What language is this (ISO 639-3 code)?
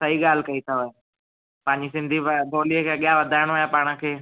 snd